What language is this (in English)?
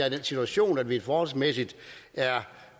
Danish